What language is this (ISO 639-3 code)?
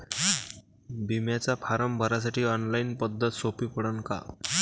mar